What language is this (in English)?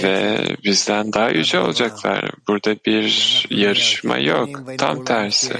Turkish